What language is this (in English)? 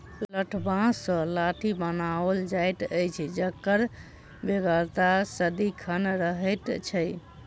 Maithili